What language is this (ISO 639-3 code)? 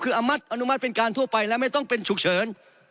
tha